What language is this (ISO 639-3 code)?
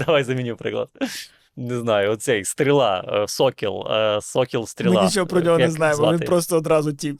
ukr